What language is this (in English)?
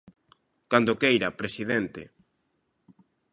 Galician